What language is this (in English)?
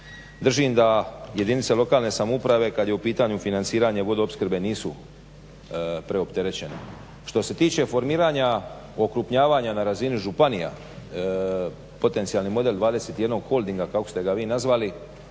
Croatian